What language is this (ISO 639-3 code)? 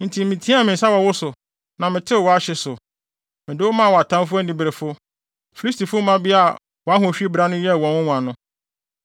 aka